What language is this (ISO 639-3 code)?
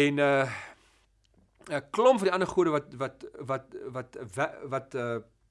nld